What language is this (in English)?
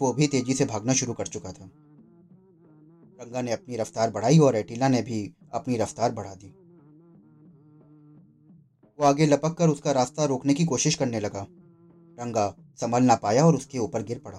Hindi